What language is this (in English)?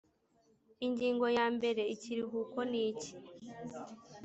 Kinyarwanda